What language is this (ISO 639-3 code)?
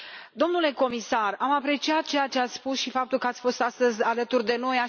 ron